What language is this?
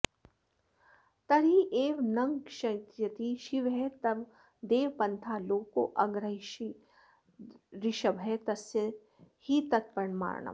Sanskrit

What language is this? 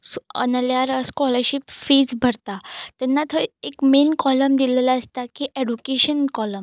Konkani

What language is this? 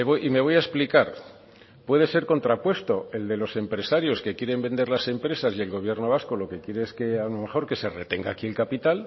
Spanish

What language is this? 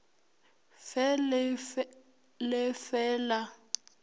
Northern Sotho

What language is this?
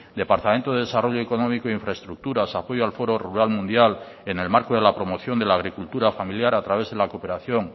Spanish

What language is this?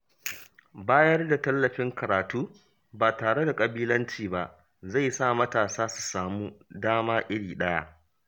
Hausa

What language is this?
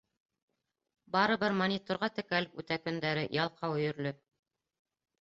Bashkir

